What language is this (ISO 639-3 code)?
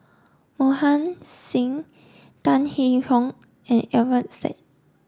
eng